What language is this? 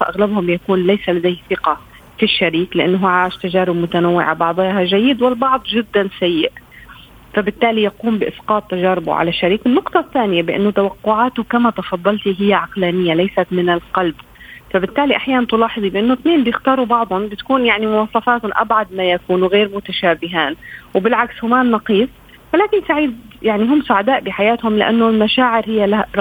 Arabic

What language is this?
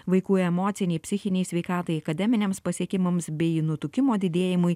Lithuanian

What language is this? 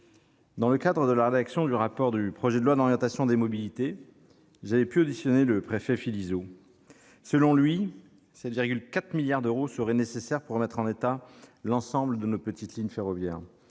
French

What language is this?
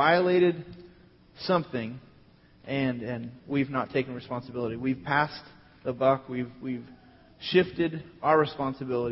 English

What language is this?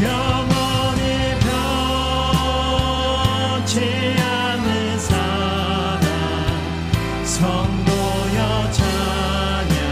Korean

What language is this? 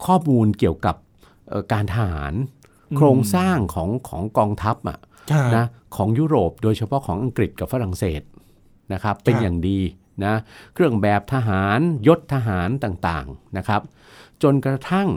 Thai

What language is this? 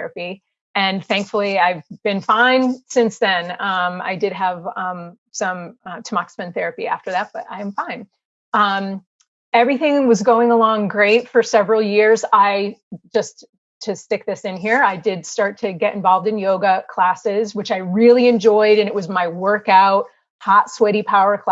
English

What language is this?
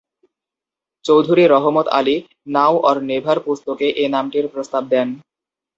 Bangla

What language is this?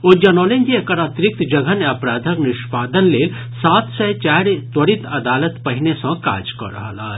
Maithili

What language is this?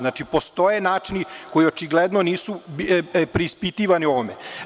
Serbian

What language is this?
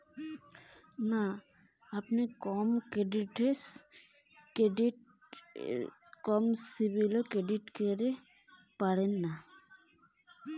Bangla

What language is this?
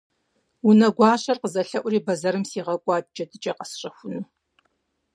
Kabardian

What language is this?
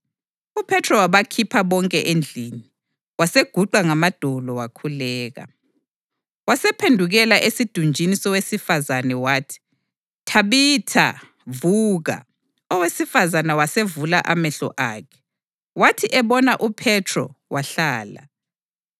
North Ndebele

